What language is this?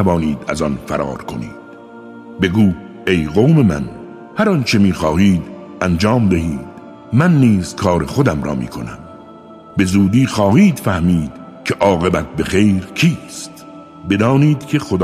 Persian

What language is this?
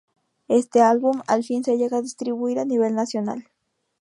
Spanish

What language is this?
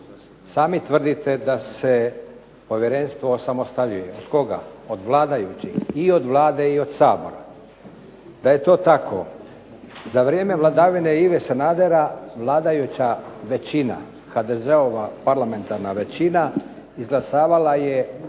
Croatian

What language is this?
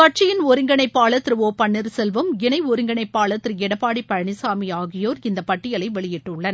Tamil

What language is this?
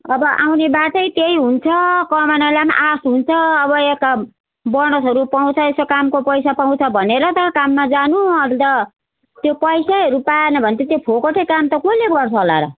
Nepali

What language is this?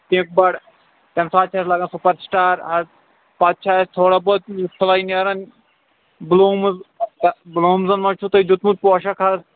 Kashmiri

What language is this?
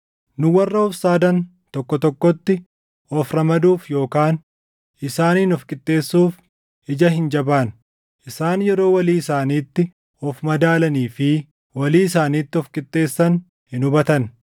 Oromo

